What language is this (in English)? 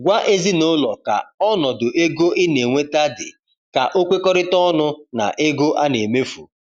Igbo